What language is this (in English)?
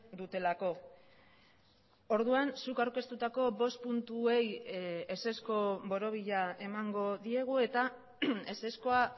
Basque